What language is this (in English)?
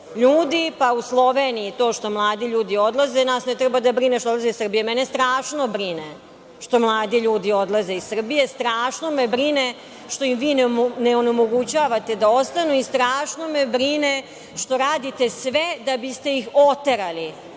Serbian